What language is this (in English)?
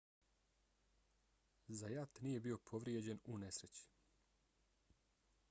Bosnian